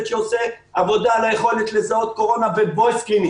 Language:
Hebrew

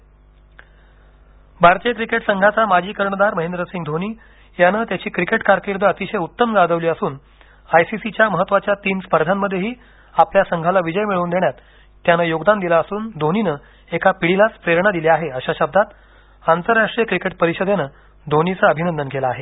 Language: Marathi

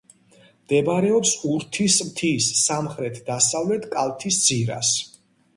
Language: Georgian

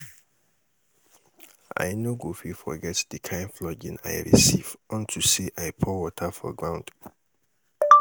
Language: Nigerian Pidgin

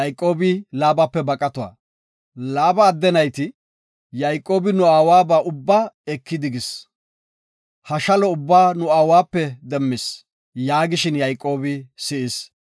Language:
Gofa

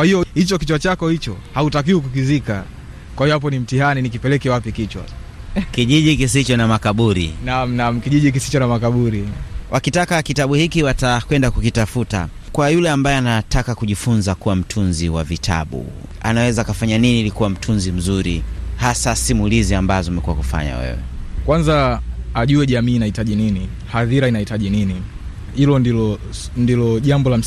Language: Swahili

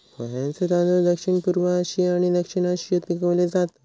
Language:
Marathi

